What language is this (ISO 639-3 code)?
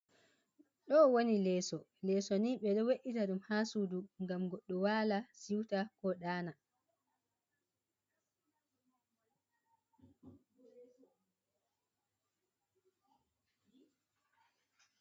ful